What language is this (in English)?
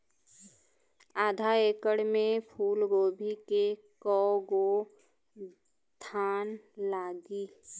Bhojpuri